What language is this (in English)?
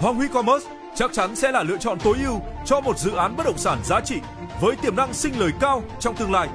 Vietnamese